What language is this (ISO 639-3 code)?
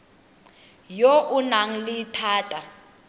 tsn